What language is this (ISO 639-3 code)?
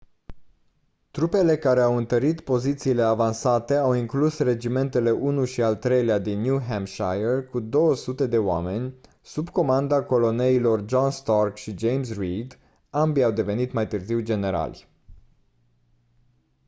ron